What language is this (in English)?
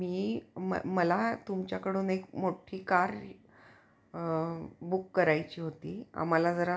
Marathi